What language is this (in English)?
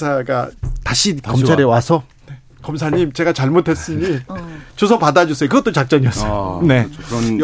Korean